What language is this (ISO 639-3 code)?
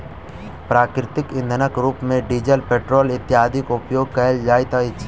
mai